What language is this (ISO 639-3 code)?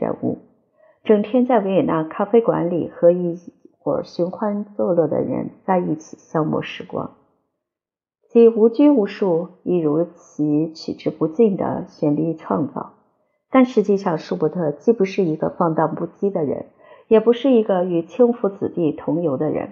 zho